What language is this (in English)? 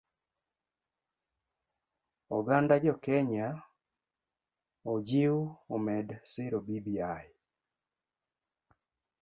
Luo (Kenya and Tanzania)